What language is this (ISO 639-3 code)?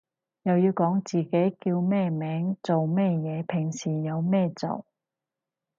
yue